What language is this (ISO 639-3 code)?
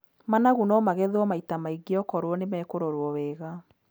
kik